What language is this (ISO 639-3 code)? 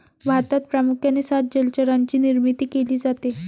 mar